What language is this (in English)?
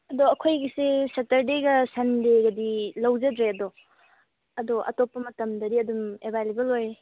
Manipuri